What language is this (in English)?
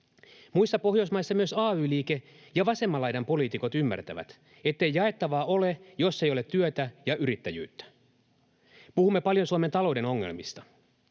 Finnish